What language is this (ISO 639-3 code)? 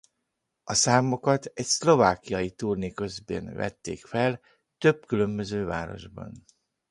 hun